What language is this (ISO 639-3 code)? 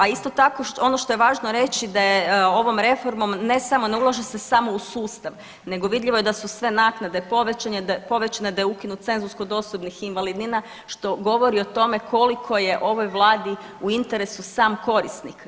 hrv